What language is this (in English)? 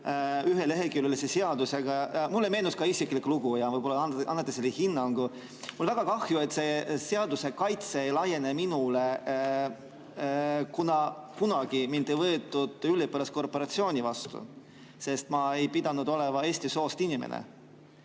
Estonian